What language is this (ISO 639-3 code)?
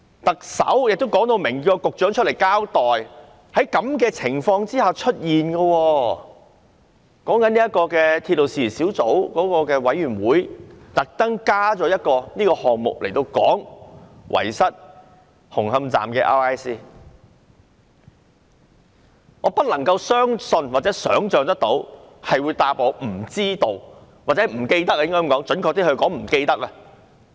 yue